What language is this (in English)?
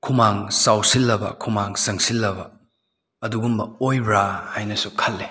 Manipuri